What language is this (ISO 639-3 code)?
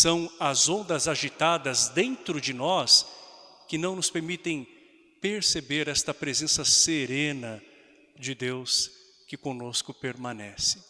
por